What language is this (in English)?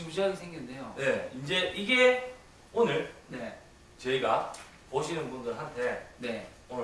Korean